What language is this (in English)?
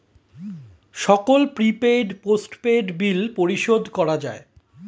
Bangla